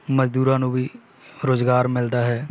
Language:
Punjabi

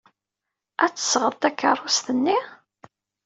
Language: Kabyle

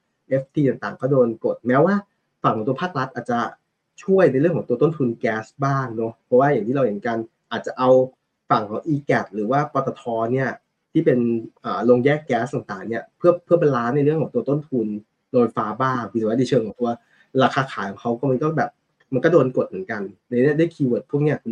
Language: Thai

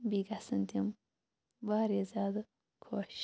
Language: Kashmiri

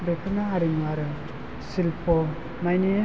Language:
Bodo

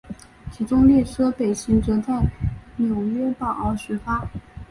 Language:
Chinese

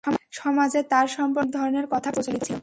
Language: Bangla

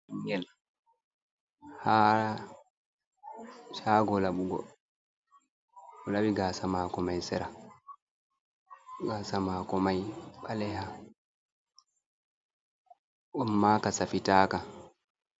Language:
Fula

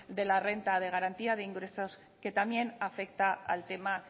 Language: Spanish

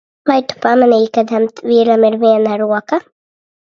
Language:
Latvian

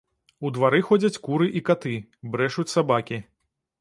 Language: Belarusian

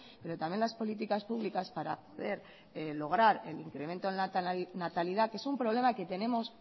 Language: Spanish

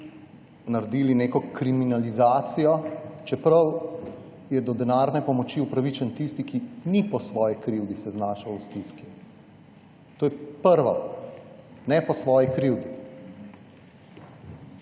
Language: Slovenian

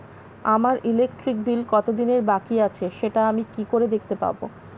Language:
Bangla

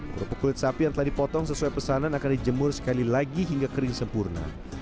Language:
Indonesian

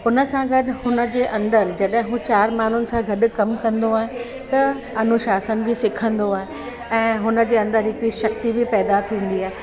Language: Sindhi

